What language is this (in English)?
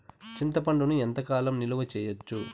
Telugu